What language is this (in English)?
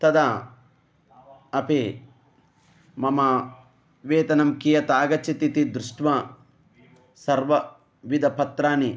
Sanskrit